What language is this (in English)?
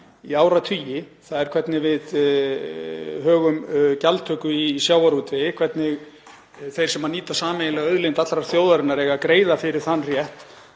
Icelandic